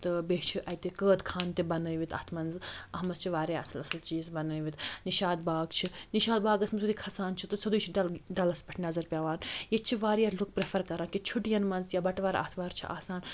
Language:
Kashmiri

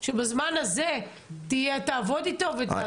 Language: Hebrew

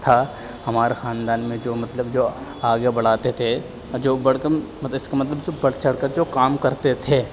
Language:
Urdu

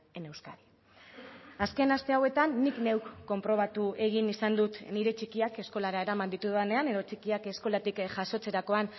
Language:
Basque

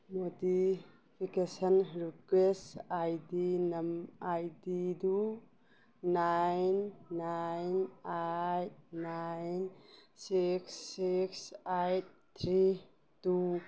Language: Manipuri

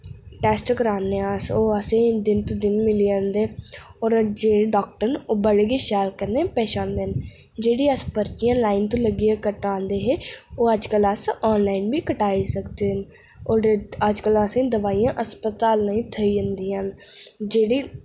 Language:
Dogri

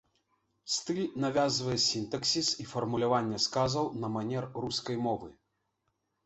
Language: Belarusian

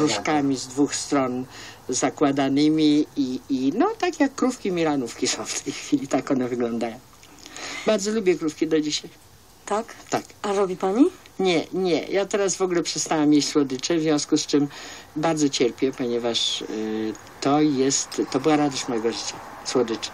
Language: Polish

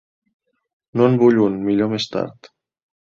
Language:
Catalan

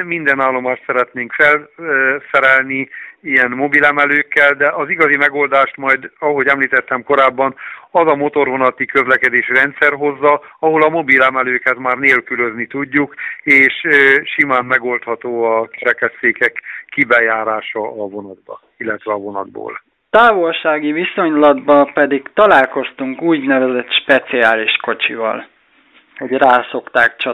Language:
Hungarian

